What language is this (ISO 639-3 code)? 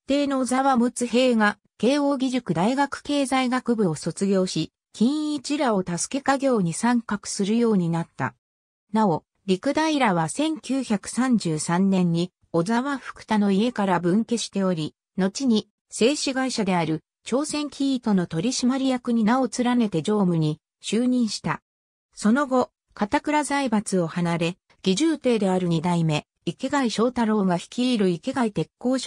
jpn